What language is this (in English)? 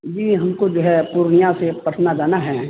Urdu